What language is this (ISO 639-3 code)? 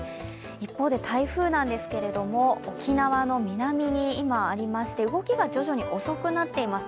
jpn